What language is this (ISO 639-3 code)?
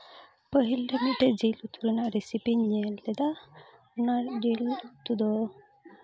sat